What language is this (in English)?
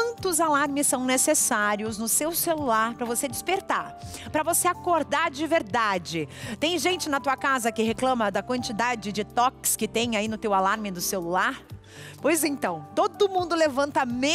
Portuguese